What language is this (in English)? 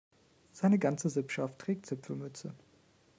German